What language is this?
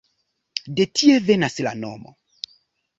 Esperanto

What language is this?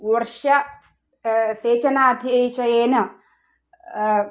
Sanskrit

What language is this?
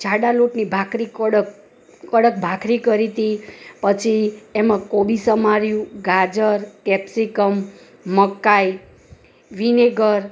Gujarati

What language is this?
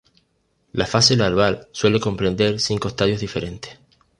Spanish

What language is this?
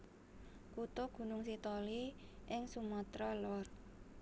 Javanese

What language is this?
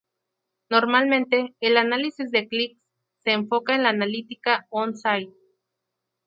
Spanish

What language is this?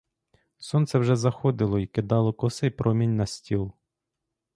Ukrainian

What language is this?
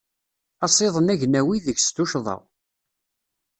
Kabyle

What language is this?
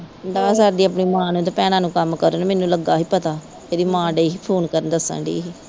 Punjabi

